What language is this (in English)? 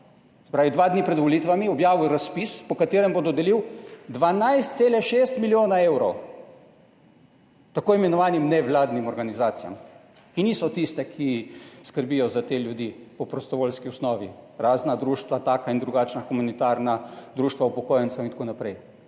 Slovenian